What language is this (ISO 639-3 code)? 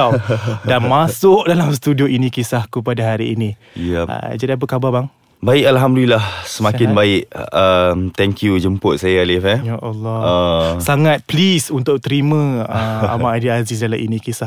msa